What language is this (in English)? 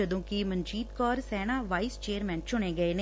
Punjabi